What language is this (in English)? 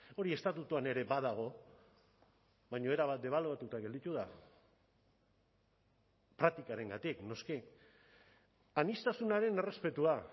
Basque